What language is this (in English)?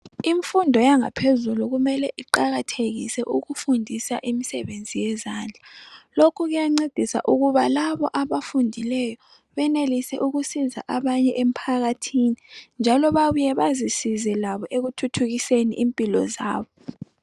North Ndebele